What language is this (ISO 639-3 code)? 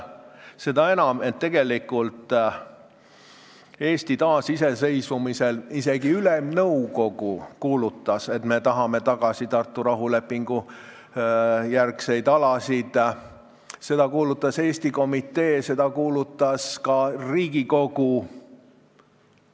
est